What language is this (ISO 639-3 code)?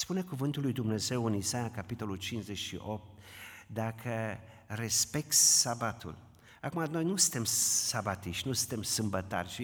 ron